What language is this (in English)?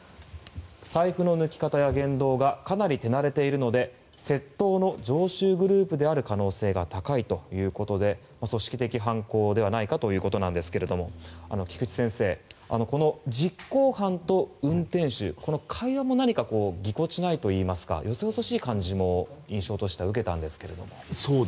Japanese